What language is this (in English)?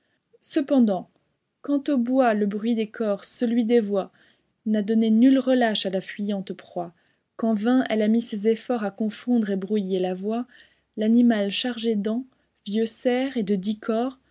French